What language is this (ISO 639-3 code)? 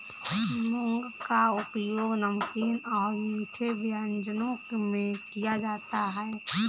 hin